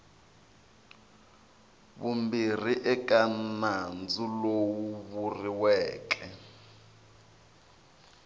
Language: Tsonga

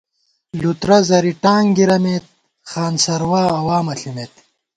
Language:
Gawar-Bati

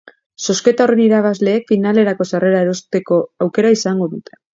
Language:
Basque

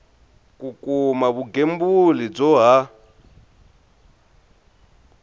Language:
Tsonga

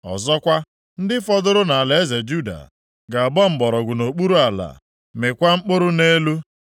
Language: Igbo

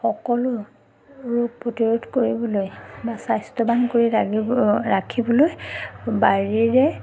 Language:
Assamese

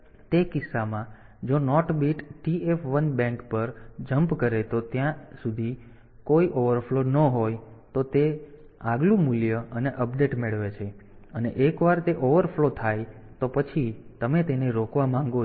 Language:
Gujarati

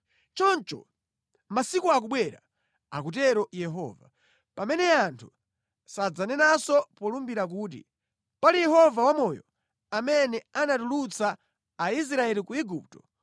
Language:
Nyanja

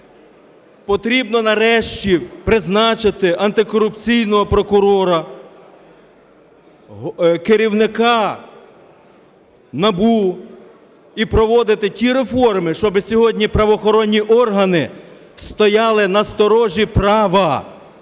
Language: Ukrainian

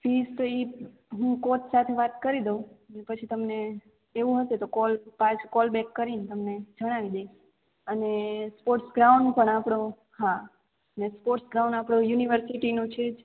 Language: Gujarati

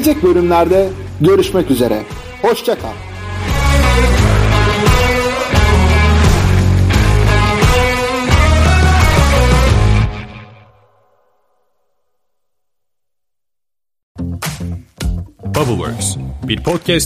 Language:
Turkish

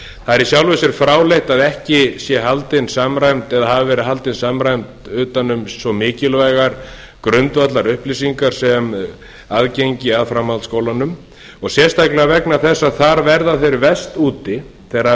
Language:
Icelandic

